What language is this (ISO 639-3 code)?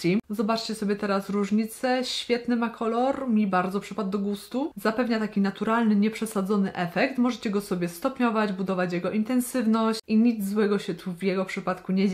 pol